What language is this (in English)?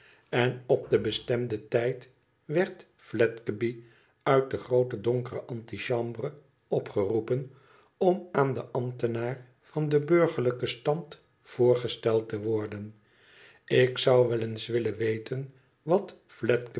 Dutch